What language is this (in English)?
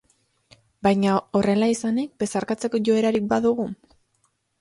Basque